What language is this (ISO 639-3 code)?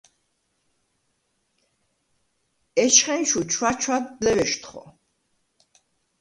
sva